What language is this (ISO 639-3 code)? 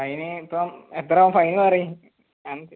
mal